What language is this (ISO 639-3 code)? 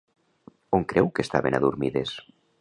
cat